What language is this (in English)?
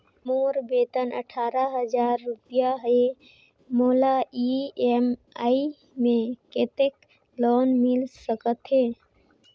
Chhattisgarhi